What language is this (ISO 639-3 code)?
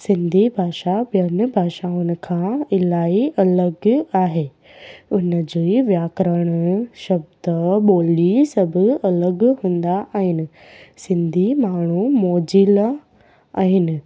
snd